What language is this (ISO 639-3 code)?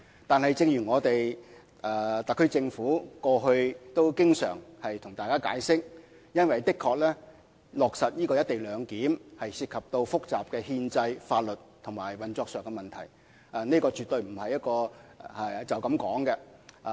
yue